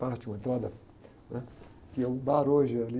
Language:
Portuguese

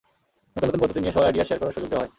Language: Bangla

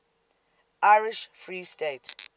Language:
English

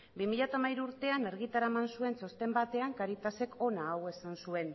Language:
Basque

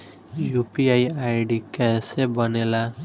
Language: Bhojpuri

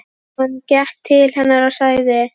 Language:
Icelandic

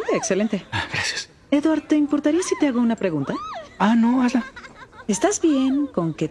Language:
Spanish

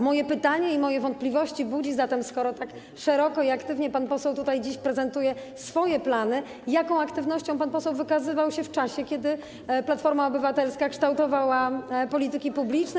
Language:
Polish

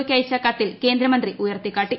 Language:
Malayalam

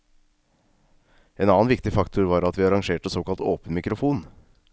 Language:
Norwegian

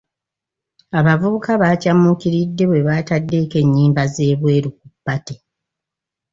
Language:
Ganda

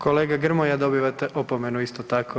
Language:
Croatian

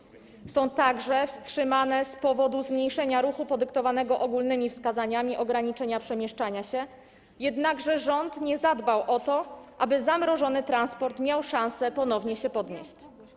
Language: Polish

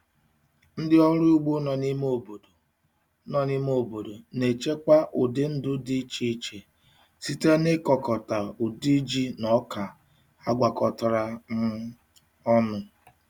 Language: Igbo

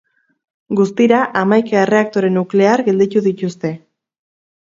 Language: Basque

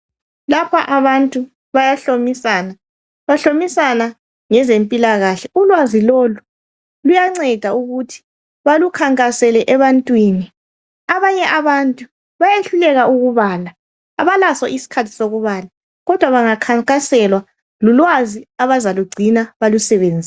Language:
North Ndebele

